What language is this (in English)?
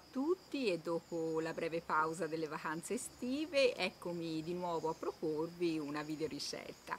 Italian